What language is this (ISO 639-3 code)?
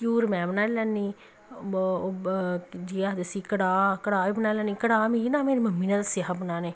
doi